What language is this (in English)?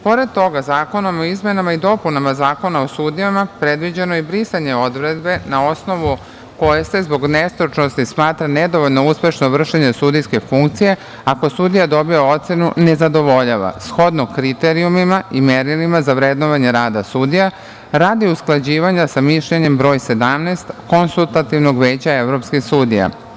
Serbian